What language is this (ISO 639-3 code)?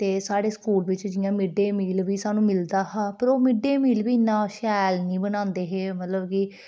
doi